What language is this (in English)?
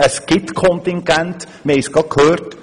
Swiss German